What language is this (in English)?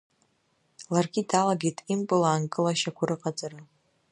Abkhazian